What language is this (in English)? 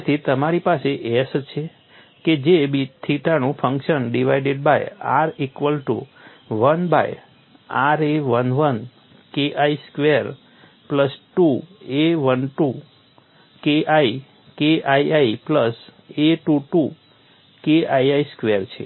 Gujarati